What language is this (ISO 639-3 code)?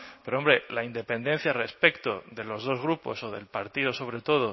spa